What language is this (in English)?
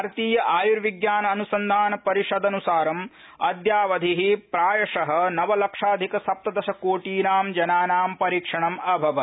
Sanskrit